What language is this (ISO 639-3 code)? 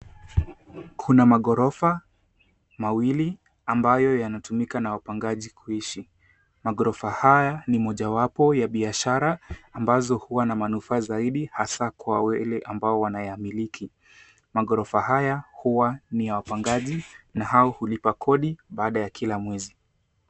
swa